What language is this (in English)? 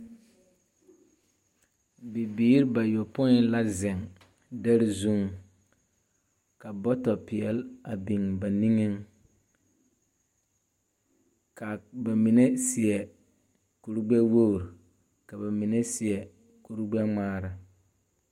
Southern Dagaare